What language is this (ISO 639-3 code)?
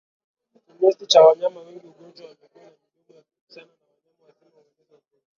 swa